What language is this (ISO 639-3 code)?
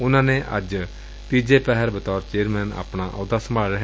pan